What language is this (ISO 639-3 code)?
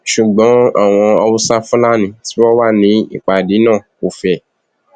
yor